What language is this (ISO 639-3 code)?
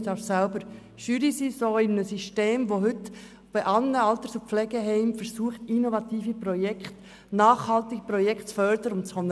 gsw